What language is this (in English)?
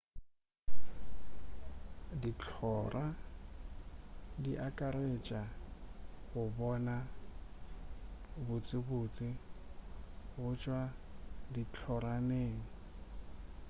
Northern Sotho